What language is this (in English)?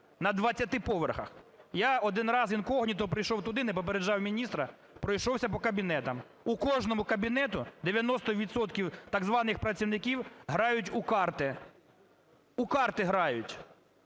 Ukrainian